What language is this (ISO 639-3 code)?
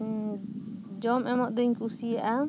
sat